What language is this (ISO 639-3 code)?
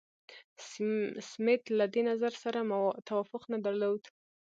pus